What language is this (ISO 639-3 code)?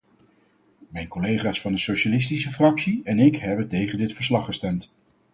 nld